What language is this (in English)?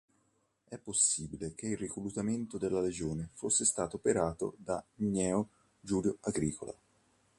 Italian